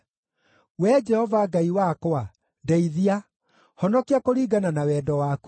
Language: Kikuyu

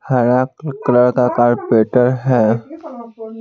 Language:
Hindi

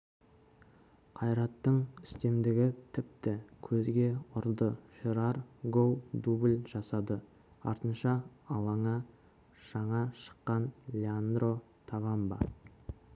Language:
Kazakh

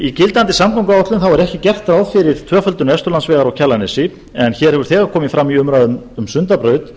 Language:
Icelandic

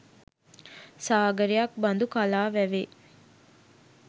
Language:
Sinhala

